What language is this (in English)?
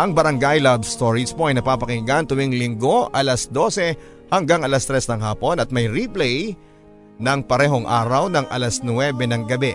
Filipino